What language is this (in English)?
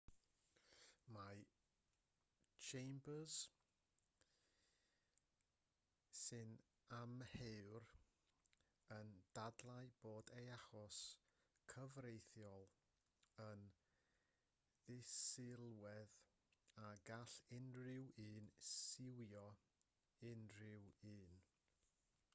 Welsh